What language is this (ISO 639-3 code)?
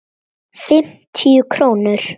isl